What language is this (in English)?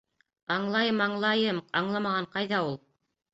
Bashkir